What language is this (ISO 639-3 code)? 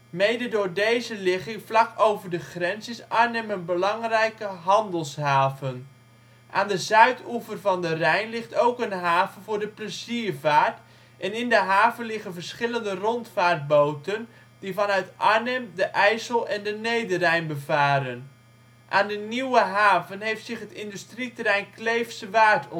nld